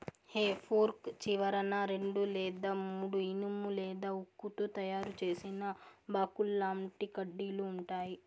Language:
Telugu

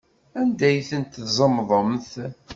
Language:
Kabyle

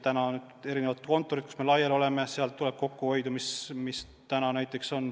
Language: Estonian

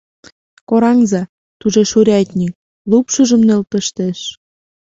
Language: Mari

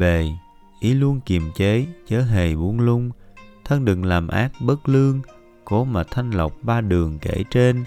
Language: Vietnamese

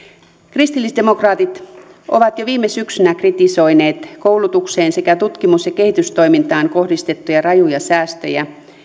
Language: Finnish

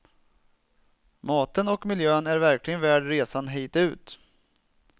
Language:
Swedish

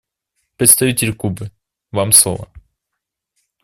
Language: Russian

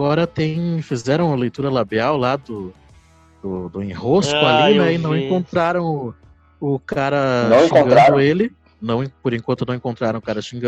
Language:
Portuguese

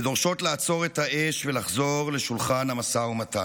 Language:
Hebrew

